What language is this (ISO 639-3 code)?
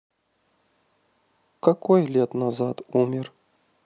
rus